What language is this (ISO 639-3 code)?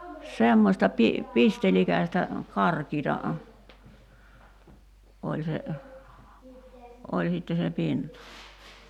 fin